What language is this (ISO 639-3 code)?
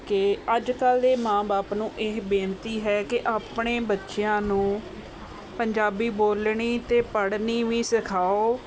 pan